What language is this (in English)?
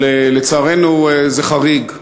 Hebrew